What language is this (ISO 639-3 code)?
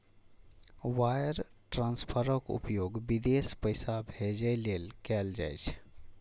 mai